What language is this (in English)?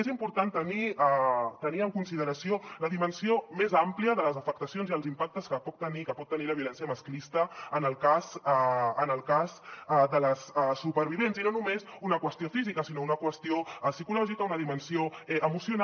Catalan